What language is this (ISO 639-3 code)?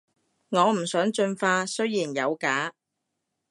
yue